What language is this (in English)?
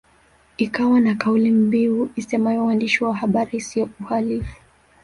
Swahili